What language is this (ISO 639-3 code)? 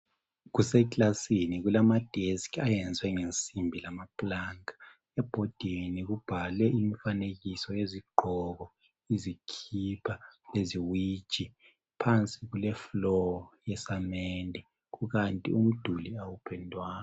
nde